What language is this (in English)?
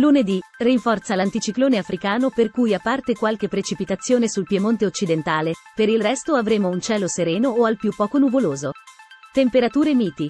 Italian